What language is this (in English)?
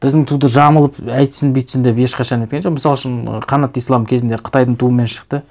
Kazakh